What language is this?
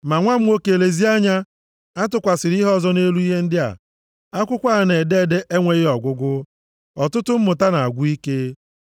Igbo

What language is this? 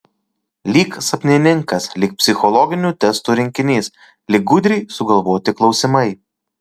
Lithuanian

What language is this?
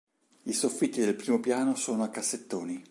Italian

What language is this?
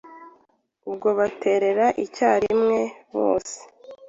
Kinyarwanda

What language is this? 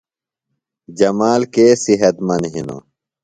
Phalura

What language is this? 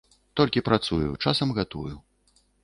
Belarusian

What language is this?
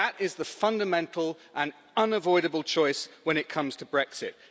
English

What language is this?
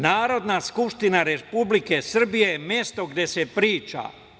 Serbian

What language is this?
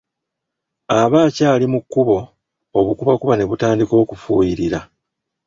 Ganda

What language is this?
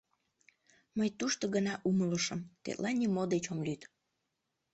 Mari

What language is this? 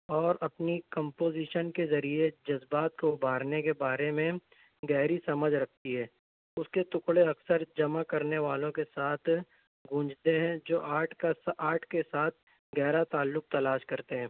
Urdu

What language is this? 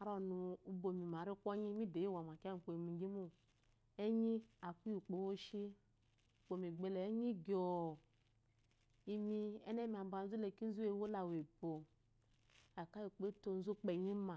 Eloyi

